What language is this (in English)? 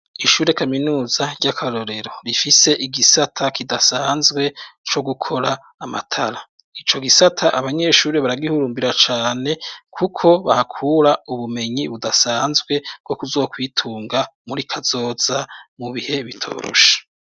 Rundi